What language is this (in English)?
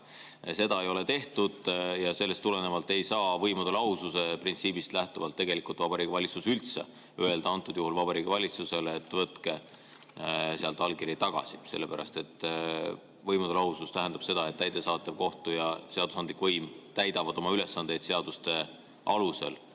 Estonian